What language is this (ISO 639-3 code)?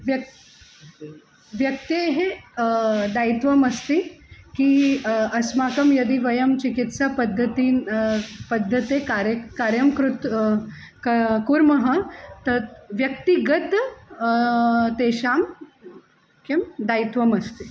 san